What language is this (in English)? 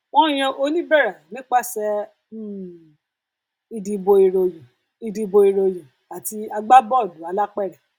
Yoruba